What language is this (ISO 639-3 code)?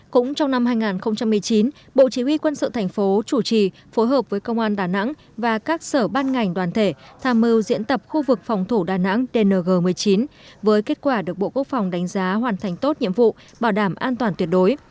vie